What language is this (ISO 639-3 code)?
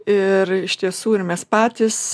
lit